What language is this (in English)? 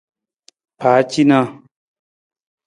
Nawdm